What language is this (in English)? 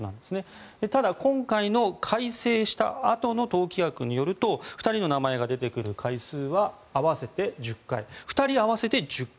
Japanese